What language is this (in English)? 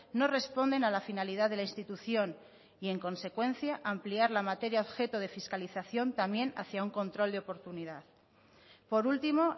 Spanish